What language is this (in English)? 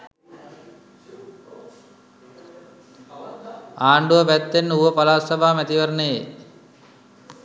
Sinhala